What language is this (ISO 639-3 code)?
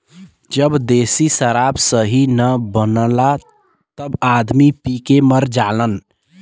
bho